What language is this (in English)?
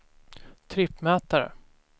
Swedish